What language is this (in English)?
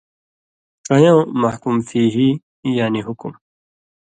Indus Kohistani